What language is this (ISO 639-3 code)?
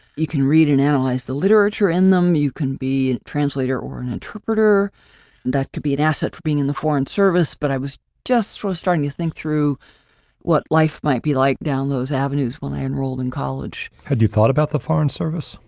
eng